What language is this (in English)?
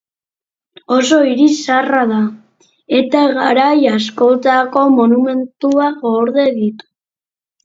Basque